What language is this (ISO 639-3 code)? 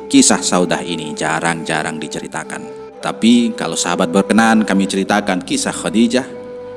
ind